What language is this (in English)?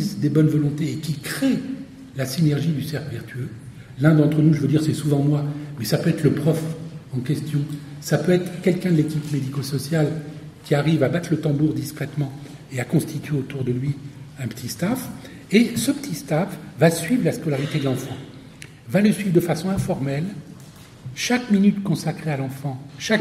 French